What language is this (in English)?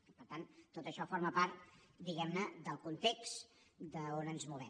Catalan